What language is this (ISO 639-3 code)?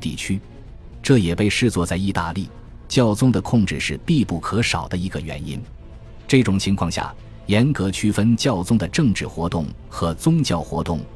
zho